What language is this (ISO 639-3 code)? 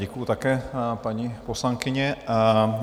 ces